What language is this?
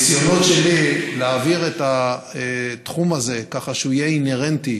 Hebrew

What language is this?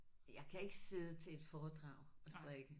Danish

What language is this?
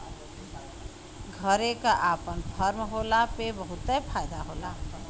Bhojpuri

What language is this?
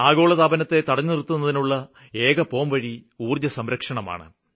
Malayalam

